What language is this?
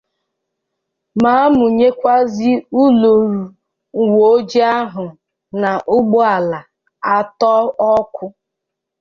Igbo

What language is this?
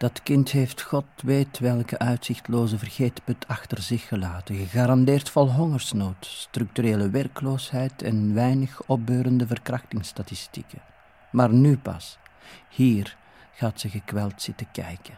Dutch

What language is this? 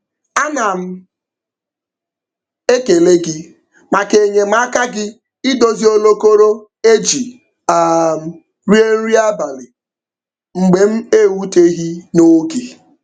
Igbo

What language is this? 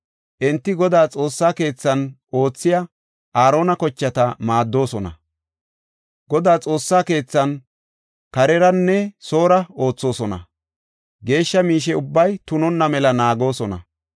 Gofa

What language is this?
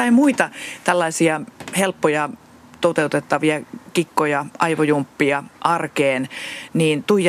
Finnish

